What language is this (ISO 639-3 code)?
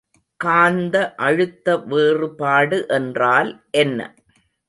tam